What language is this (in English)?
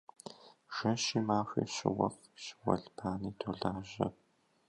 Kabardian